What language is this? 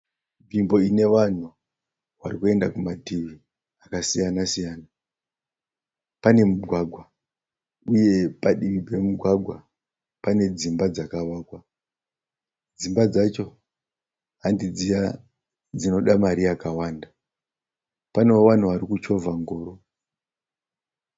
Shona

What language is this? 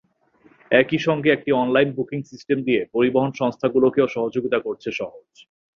Bangla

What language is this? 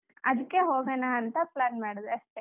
Kannada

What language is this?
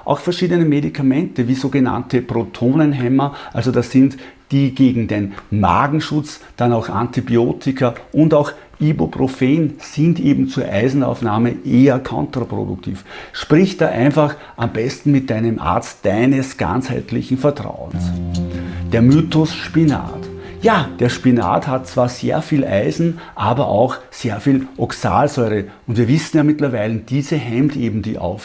German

